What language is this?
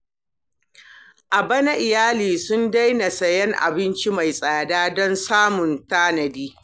Hausa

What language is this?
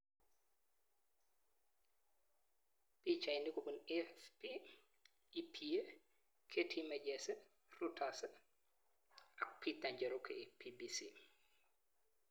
Kalenjin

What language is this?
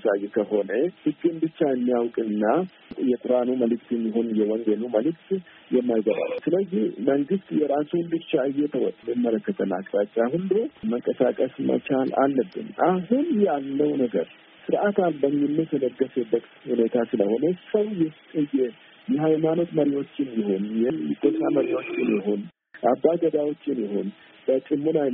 Amharic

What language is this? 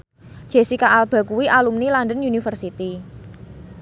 Javanese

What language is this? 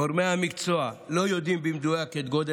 Hebrew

